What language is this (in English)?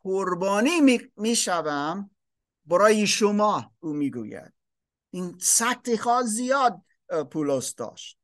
Persian